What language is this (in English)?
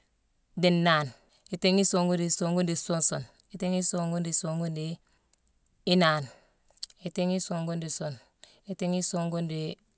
Mansoanka